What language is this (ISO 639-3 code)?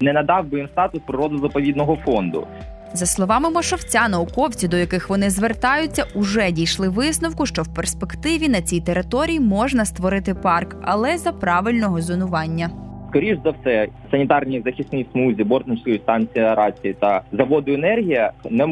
ukr